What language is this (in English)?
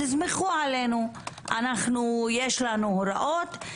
Hebrew